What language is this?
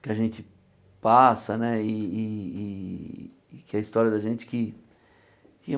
Portuguese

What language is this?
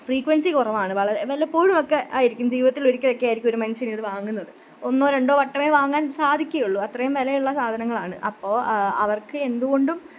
Malayalam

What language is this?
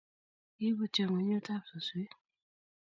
Kalenjin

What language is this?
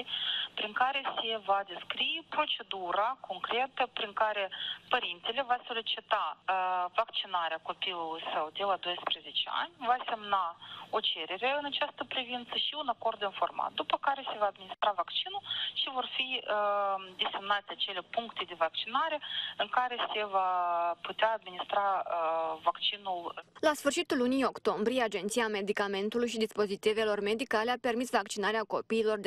Romanian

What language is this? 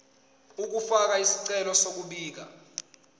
Zulu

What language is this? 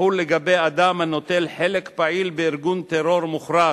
Hebrew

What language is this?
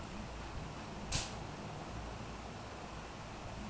Bhojpuri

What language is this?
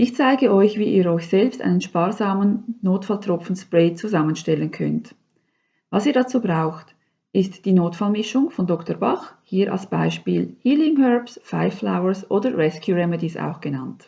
German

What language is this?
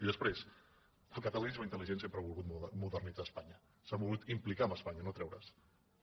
Catalan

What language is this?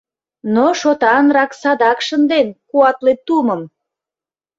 Mari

